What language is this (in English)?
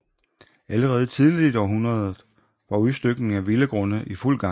Danish